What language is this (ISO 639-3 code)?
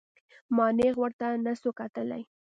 pus